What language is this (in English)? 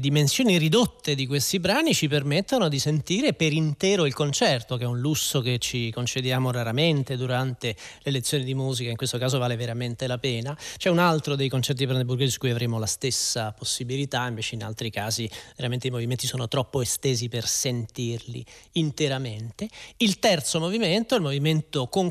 Italian